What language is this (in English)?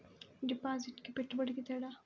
Telugu